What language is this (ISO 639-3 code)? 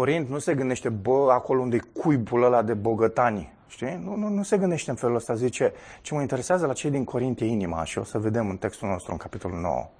ron